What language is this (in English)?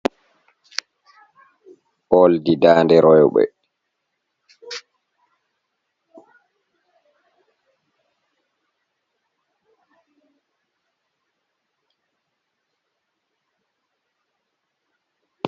Fula